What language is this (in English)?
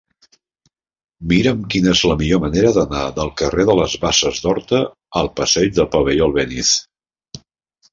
Catalan